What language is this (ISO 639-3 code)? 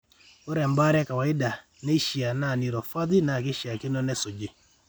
mas